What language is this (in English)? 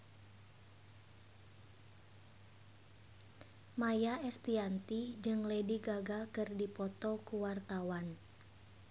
Sundanese